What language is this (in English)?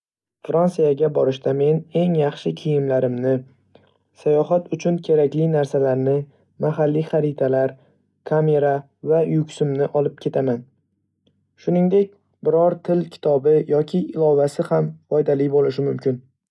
Uzbek